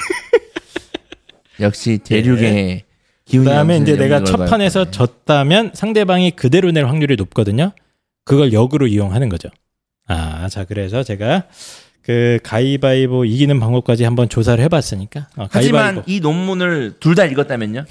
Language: Korean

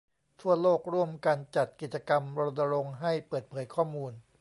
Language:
Thai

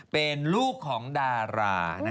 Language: Thai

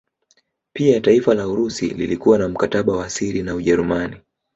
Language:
Swahili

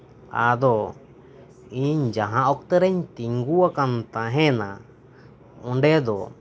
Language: Santali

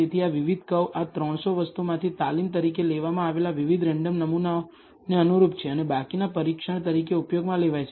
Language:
Gujarati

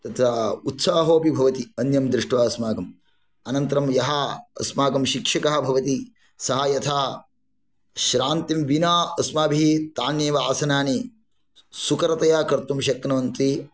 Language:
Sanskrit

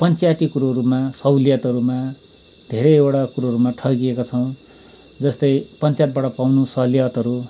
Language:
Nepali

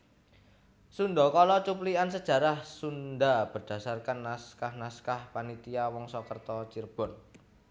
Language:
Javanese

